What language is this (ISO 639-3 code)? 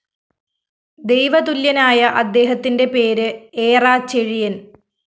mal